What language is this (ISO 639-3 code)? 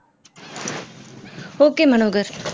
tam